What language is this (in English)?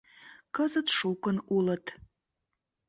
Mari